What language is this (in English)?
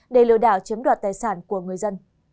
Vietnamese